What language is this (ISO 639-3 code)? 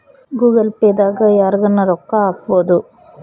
kan